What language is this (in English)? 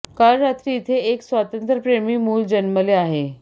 Marathi